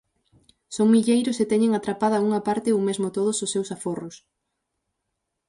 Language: Galician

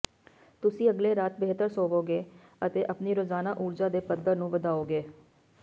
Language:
Punjabi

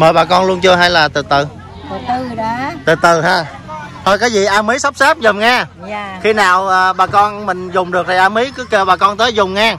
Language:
Vietnamese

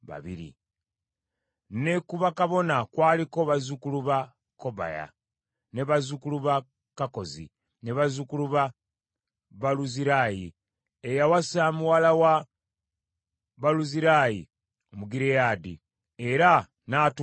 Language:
Ganda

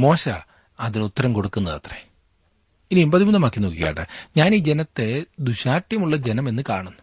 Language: Malayalam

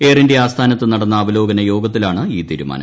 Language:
Malayalam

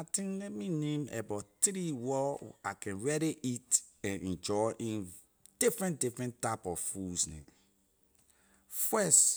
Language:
Liberian English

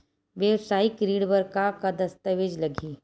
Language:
Chhattisgarhi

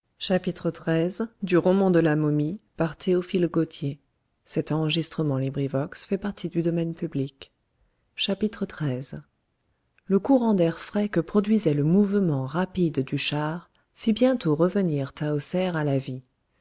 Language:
French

